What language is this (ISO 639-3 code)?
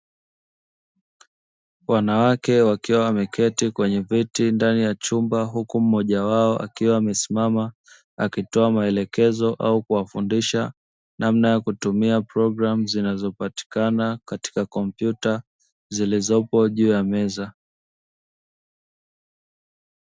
swa